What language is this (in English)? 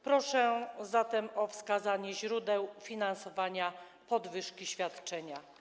Polish